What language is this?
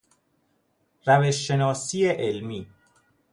Persian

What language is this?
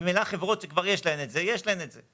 Hebrew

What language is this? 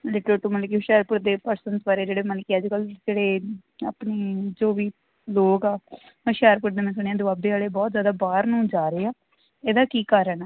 Punjabi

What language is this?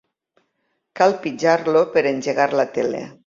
Catalan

